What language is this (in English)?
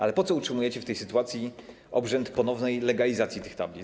Polish